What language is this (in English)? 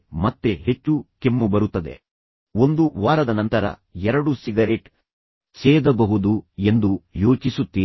Kannada